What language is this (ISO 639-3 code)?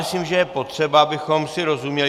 ces